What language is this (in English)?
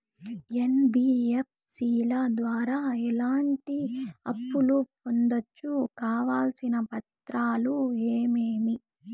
Telugu